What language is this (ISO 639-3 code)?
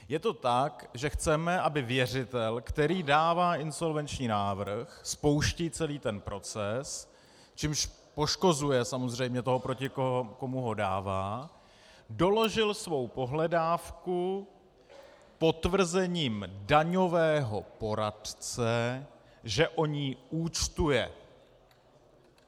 ces